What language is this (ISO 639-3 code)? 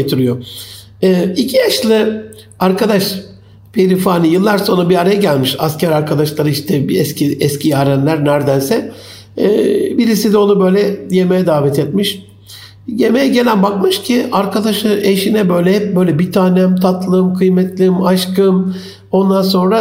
tur